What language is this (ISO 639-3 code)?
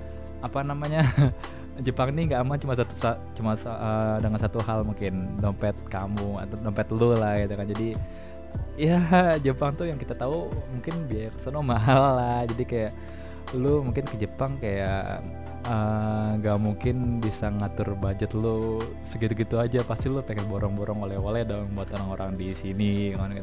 ind